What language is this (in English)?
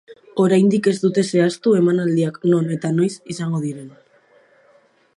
Basque